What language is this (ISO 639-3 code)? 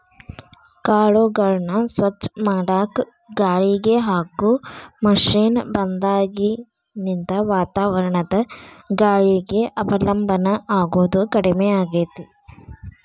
kan